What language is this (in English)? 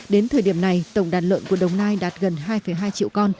Vietnamese